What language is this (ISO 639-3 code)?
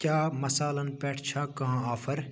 kas